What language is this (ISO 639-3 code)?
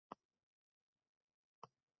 uzb